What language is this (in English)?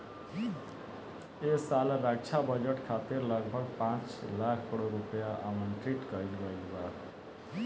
Bhojpuri